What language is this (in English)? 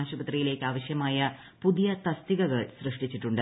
Malayalam